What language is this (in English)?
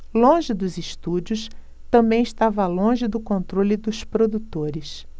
Portuguese